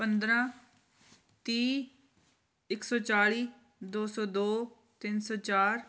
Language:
Punjabi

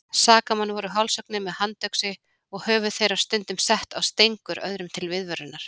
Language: Icelandic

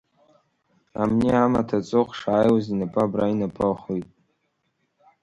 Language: Abkhazian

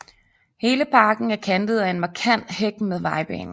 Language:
Danish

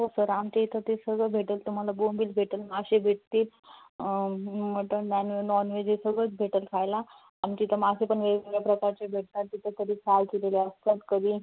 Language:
Marathi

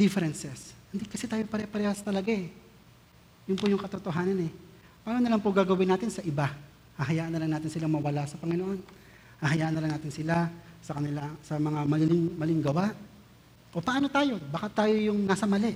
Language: Filipino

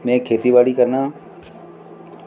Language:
Dogri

